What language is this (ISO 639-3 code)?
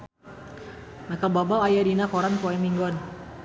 sun